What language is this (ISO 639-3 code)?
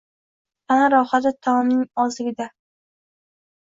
uzb